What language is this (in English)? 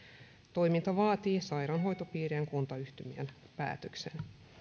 Finnish